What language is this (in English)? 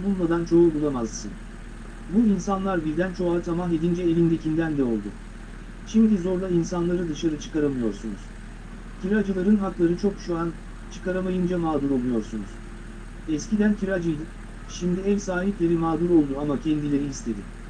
Turkish